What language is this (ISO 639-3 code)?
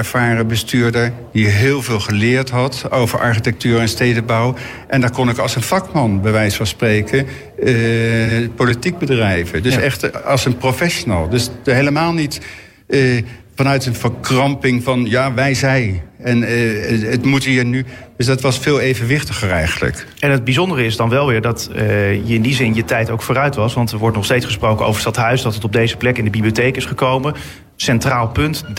nld